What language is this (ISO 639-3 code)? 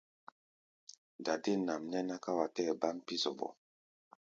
gba